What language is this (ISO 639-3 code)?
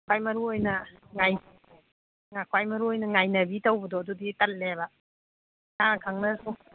mni